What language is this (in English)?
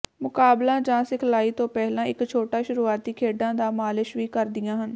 Punjabi